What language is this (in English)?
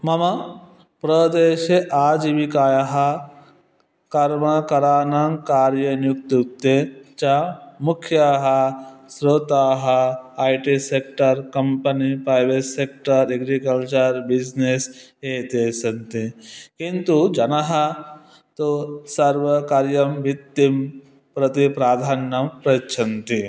Sanskrit